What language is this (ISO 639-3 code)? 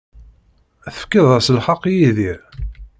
kab